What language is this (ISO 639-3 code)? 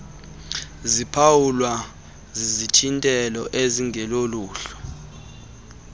xho